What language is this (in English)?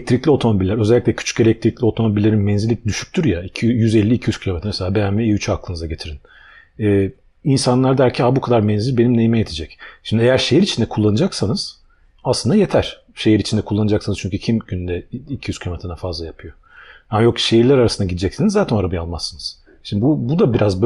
Turkish